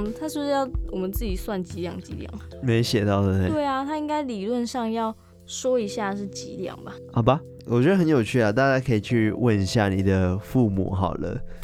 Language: Chinese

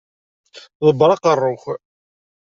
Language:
Kabyle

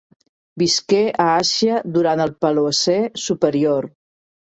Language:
Catalan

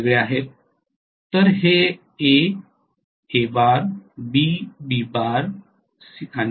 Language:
Marathi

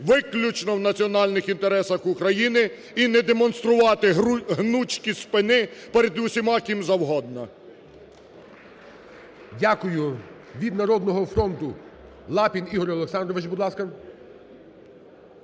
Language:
Ukrainian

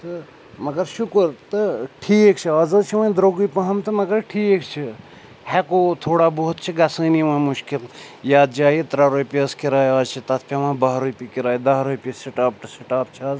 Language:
Kashmiri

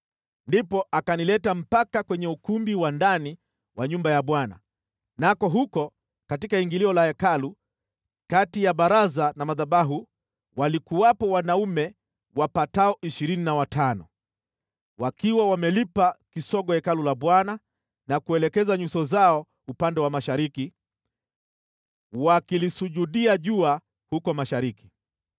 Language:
Swahili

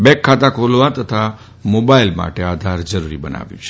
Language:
Gujarati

